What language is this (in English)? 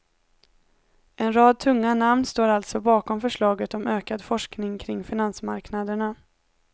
Swedish